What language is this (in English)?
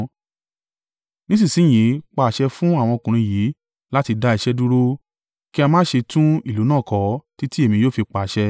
Yoruba